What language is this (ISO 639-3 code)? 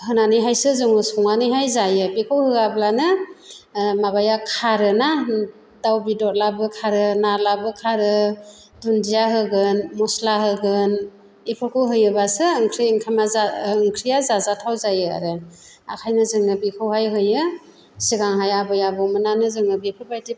brx